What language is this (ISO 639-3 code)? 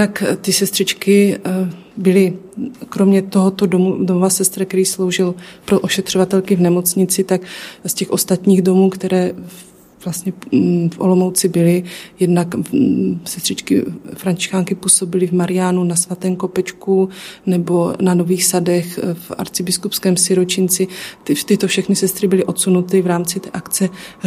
ces